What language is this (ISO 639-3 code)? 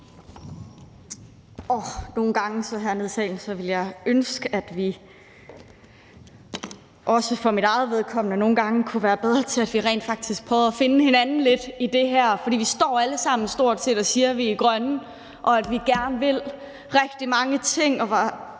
dan